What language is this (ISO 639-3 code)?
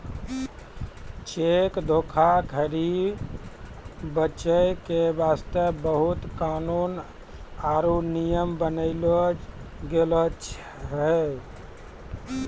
mai